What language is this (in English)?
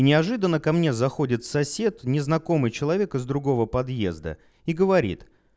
Russian